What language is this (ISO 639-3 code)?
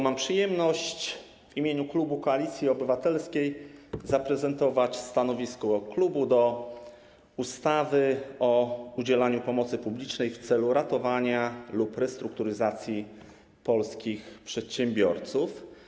pol